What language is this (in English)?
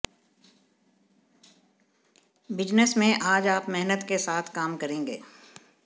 Hindi